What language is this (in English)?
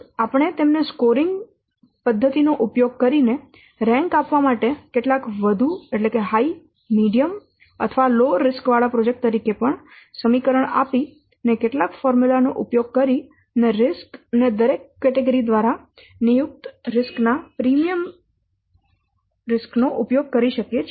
Gujarati